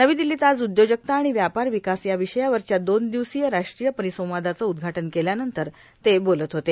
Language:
Marathi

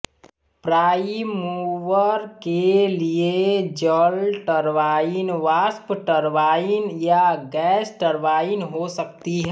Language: Hindi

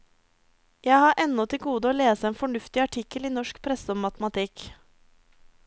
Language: Norwegian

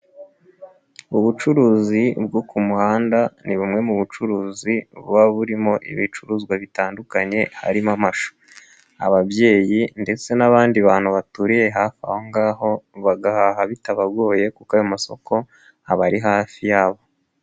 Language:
Kinyarwanda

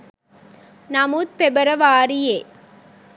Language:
Sinhala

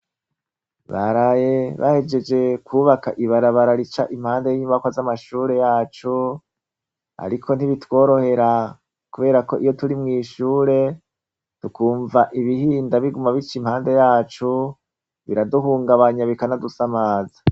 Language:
Rundi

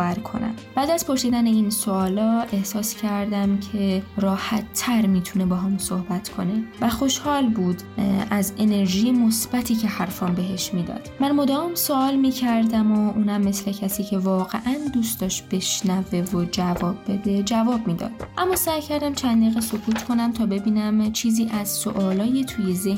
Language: Persian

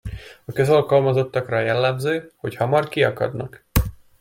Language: Hungarian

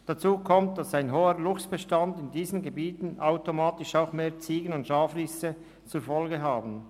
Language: Swiss German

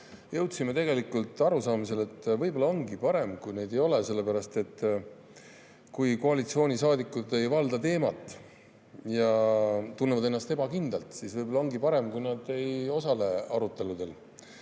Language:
Estonian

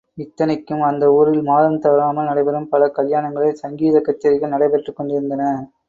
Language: Tamil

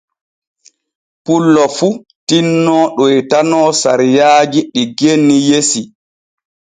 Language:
Borgu Fulfulde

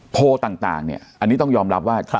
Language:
Thai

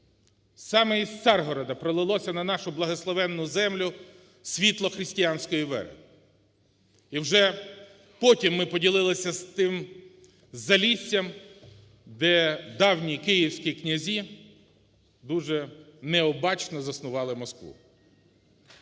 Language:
Ukrainian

